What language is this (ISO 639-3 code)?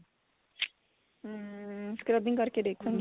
pan